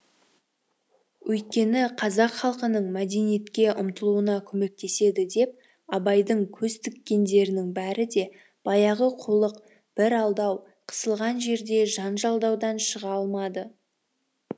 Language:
Kazakh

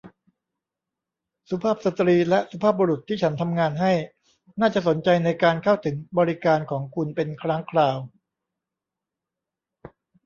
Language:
Thai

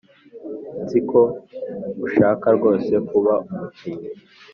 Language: Kinyarwanda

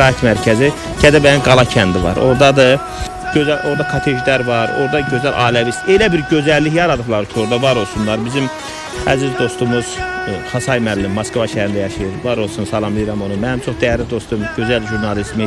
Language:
Turkish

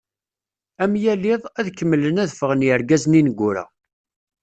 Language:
Kabyle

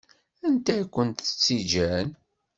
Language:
Kabyle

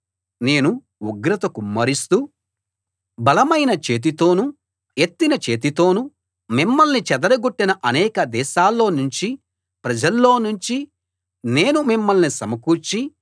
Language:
Telugu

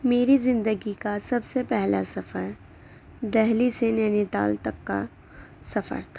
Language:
Urdu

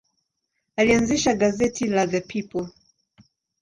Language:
Swahili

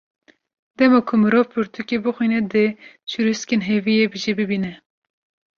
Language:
Kurdish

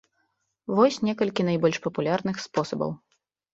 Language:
Belarusian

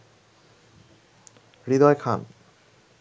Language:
Bangla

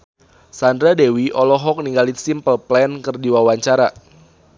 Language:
Sundanese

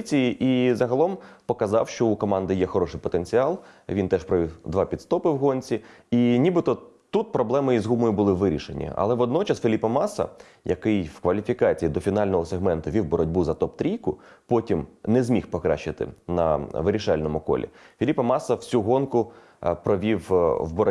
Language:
Ukrainian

